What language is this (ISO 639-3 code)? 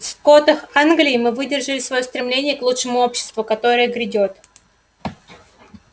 rus